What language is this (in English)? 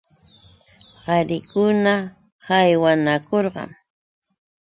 Yauyos Quechua